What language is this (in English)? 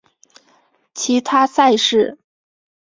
Chinese